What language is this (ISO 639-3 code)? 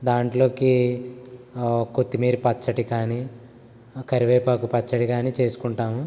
tel